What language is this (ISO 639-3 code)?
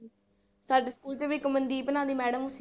pan